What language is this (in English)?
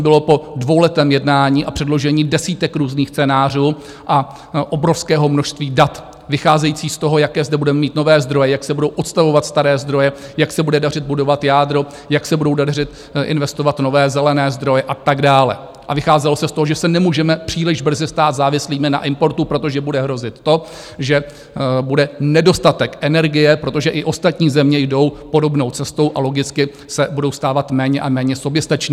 Czech